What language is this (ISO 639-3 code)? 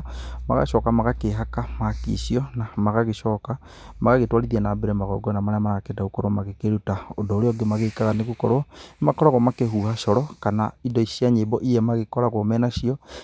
kik